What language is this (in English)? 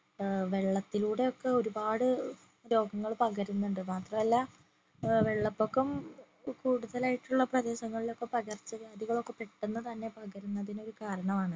Malayalam